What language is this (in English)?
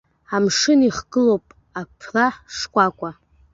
Abkhazian